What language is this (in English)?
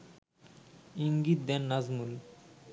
Bangla